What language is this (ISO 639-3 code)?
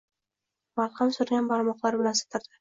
uzb